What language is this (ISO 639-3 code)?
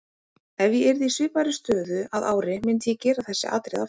isl